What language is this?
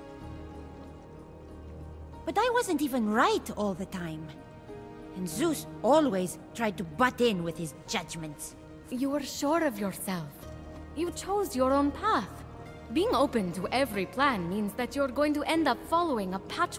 Turkish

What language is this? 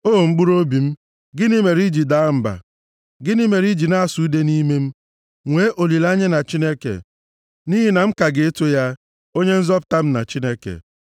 Igbo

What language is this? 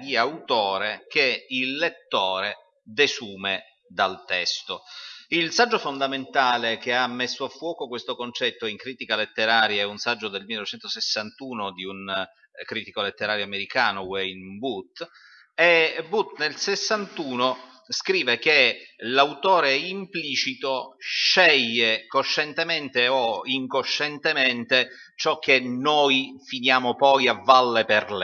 Italian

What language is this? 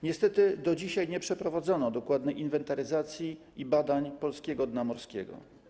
Polish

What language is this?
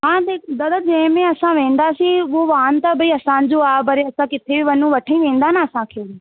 Sindhi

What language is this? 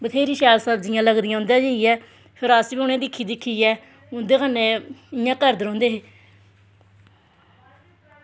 Dogri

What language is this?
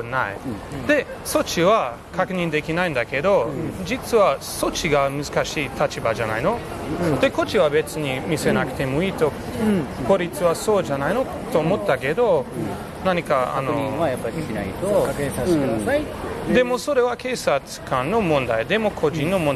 Japanese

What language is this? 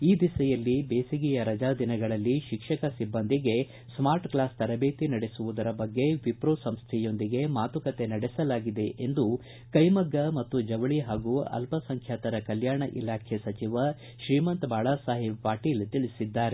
Kannada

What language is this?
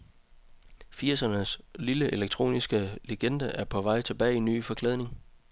Danish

